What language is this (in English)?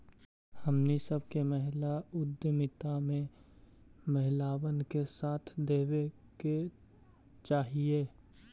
Magahi